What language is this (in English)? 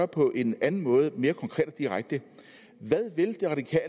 Danish